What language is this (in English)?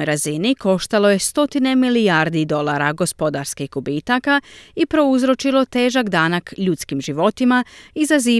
Croatian